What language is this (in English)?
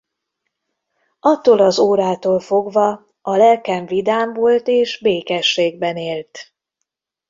Hungarian